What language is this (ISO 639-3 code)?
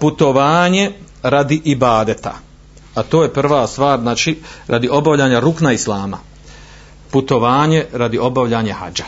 hrv